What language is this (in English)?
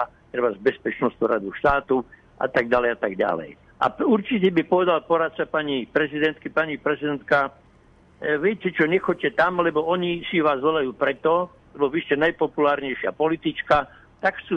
Slovak